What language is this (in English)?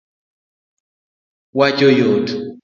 Luo (Kenya and Tanzania)